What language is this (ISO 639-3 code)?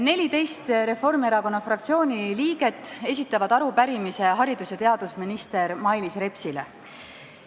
est